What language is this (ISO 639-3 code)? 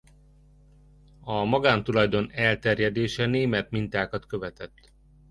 hun